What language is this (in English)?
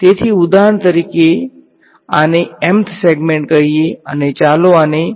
Gujarati